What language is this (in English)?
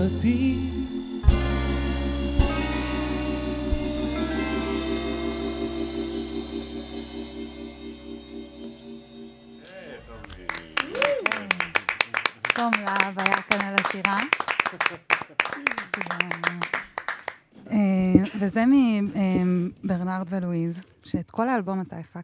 Hebrew